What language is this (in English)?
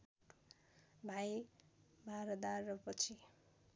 Nepali